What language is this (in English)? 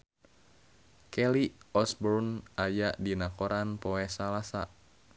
Sundanese